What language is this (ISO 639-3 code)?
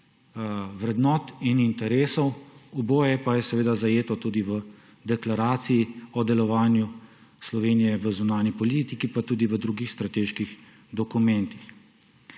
slv